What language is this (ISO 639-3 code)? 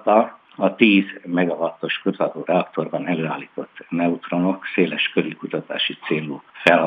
hun